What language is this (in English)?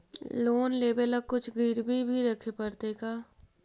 Magahi